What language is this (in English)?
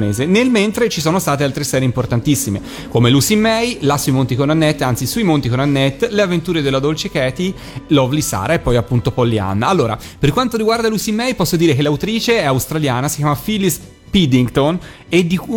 Italian